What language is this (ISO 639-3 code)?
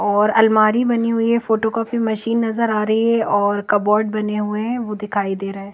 hin